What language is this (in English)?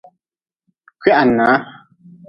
Nawdm